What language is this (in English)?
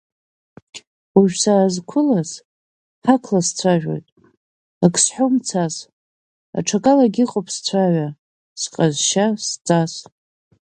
Abkhazian